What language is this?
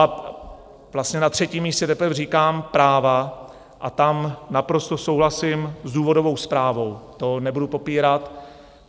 Czech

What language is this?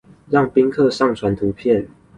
Chinese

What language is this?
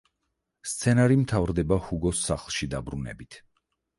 Georgian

